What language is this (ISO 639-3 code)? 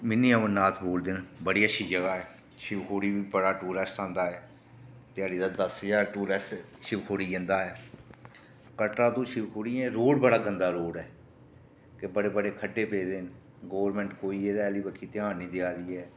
doi